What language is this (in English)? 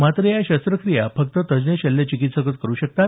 Marathi